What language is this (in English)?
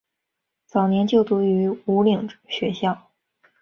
Chinese